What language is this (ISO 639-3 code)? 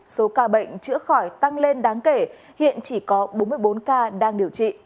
vie